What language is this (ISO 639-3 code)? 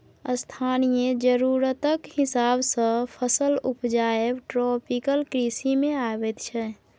mai